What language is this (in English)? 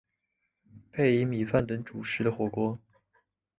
Chinese